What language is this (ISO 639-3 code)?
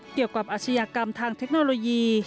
tha